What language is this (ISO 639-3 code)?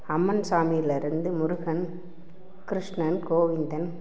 tam